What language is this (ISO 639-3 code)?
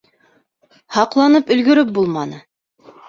bak